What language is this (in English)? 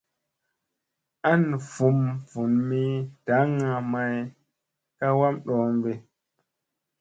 Musey